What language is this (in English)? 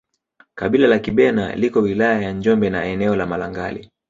Swahili